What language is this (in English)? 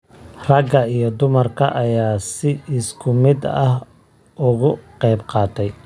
Somali